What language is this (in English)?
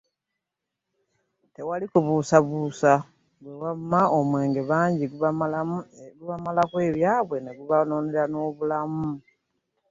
Ganda